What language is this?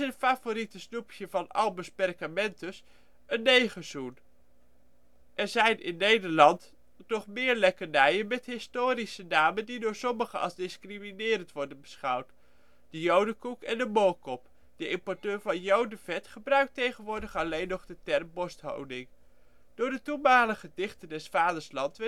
Dutch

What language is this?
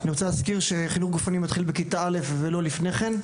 Hebrew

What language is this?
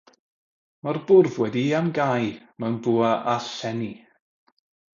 Welsh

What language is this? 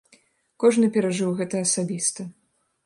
Belarusian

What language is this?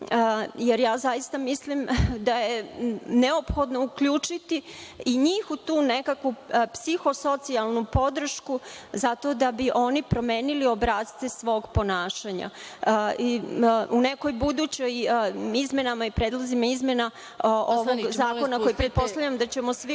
Serbian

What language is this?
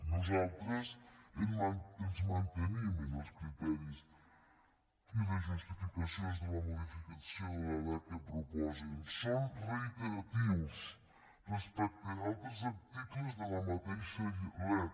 Catalan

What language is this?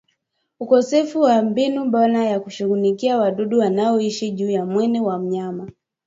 Swahili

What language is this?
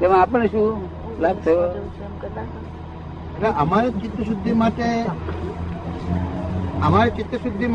Gujarati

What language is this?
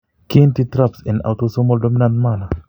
Kalenjin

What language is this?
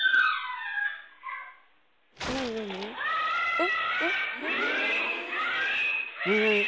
Japanese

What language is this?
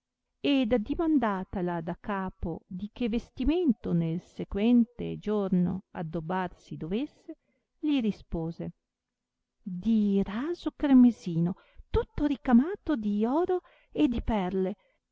Italian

